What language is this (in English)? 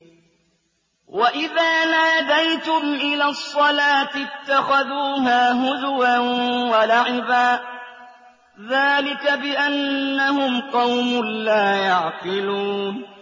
Arabic